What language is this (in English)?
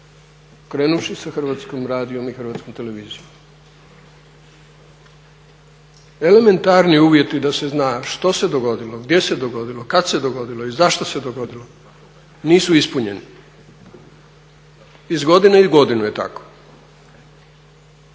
Croatian